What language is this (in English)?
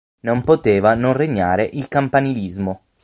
Italian